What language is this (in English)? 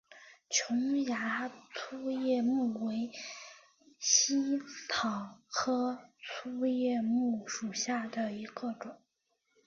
Chinese